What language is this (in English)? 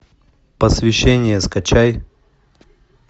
Russian